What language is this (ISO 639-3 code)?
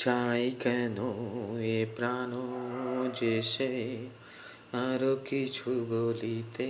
ben